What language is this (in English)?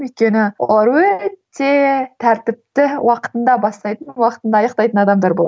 Kazakh